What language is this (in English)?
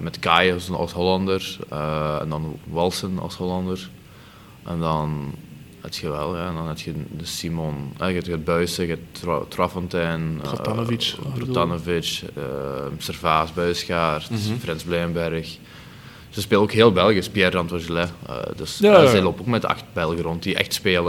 Dutch